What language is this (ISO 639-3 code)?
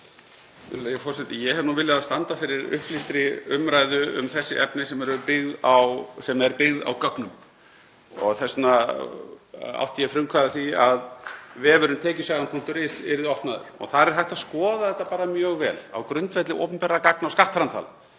isl